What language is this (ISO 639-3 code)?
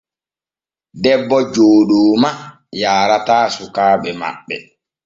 fue